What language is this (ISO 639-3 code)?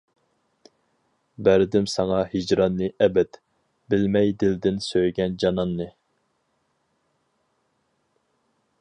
uig